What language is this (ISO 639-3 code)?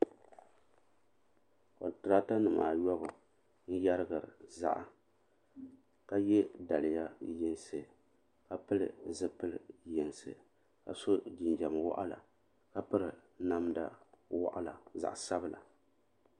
dag